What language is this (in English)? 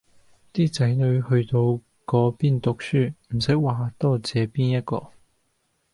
Cantonese